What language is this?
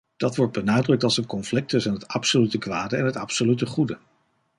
Dutch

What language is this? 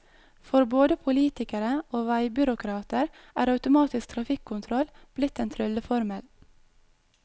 Norwegian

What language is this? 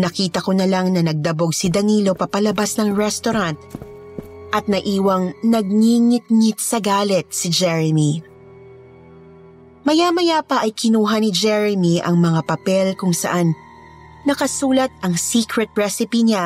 Filipino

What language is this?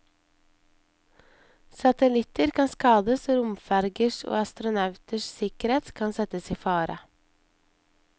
Norwegian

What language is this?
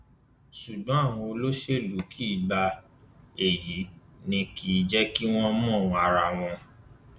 Yoruba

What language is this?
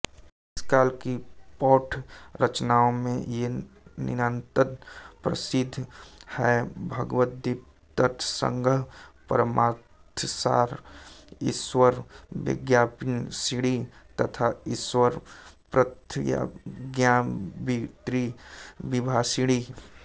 Hindi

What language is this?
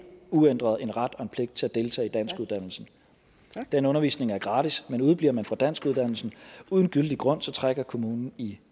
Danish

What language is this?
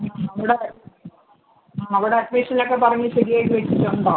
Malayalam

